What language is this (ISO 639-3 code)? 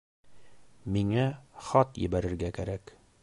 bak